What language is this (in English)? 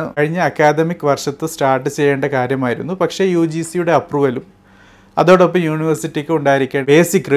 Malayalam